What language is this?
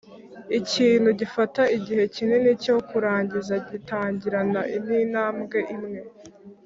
Kinyarwanda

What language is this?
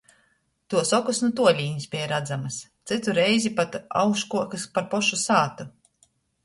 Latgalian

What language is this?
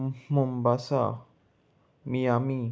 Konkani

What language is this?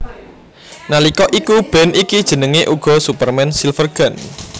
Javanese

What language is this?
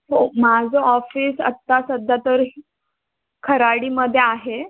Marathi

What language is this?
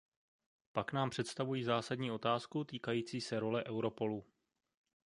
Czech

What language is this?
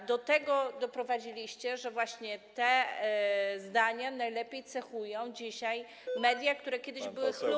Polish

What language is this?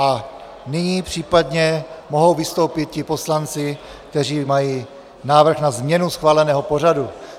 Czech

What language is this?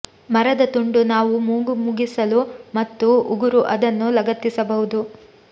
Kannada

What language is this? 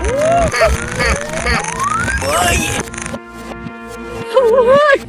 English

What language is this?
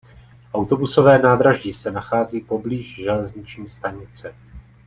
Czech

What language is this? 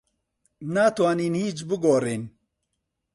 Central Kurdish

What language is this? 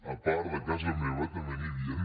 Catalan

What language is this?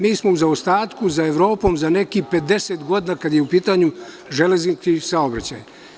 Serbian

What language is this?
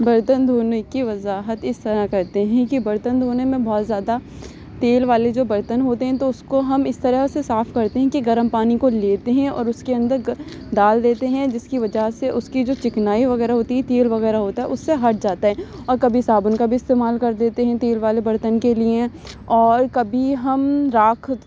Urdu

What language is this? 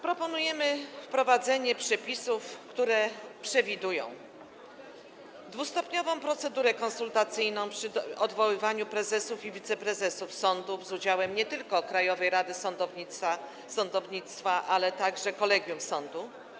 Polish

